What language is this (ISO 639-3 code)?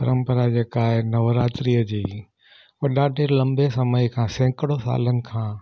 snd